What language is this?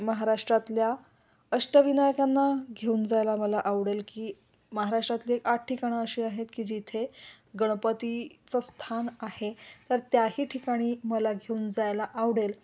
Marathi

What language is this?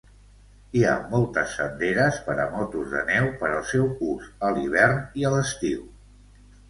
Catalan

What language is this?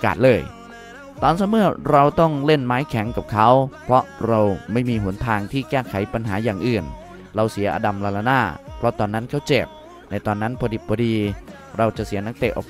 Thai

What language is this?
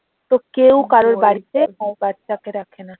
Bangla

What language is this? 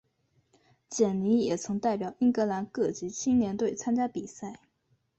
Chinese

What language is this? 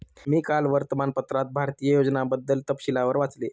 Marathi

